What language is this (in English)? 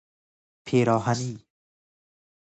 Persian